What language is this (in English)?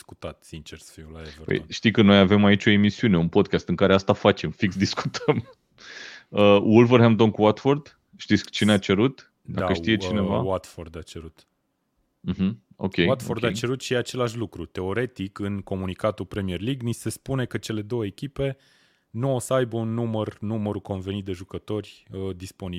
Romanian